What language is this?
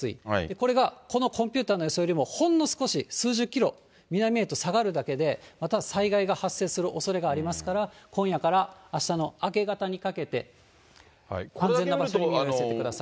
Japanese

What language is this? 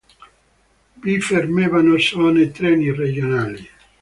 Italian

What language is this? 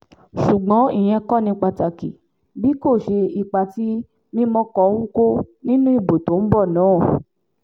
Yoruba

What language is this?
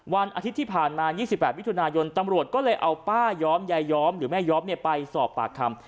Thai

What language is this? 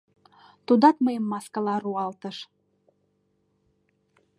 Mari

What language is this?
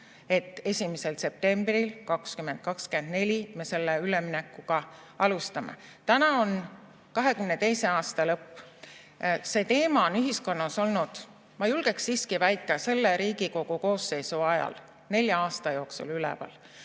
Estonian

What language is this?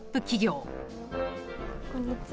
Japanese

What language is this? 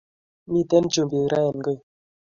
Kalenjin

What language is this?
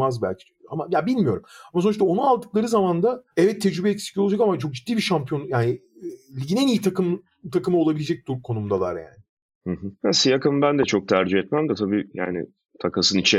Turkish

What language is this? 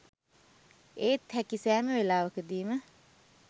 Sinhala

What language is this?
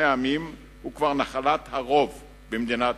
Hebrew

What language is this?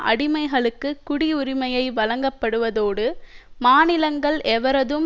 Tamil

